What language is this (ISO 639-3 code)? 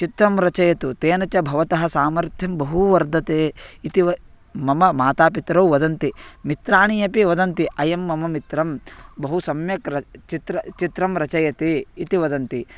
san